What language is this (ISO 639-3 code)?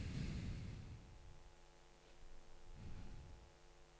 nor